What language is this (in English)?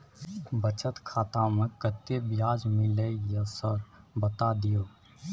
Maithili